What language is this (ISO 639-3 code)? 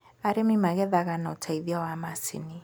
kik